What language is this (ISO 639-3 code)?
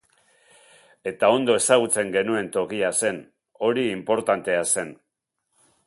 eus